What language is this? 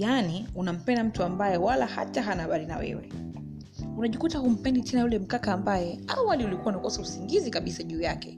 Swahili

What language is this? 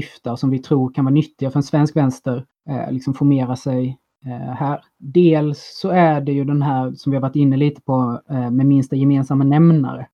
Swedish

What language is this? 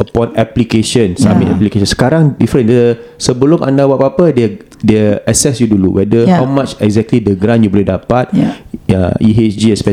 Malay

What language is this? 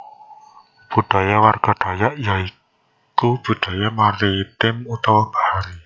Javanese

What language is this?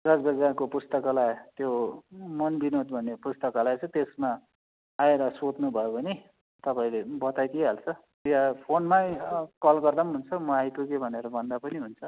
Nepali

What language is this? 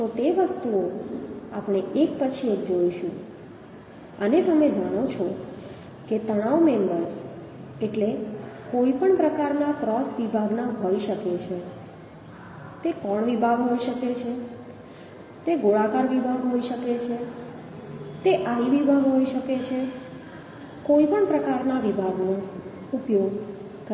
Gujarati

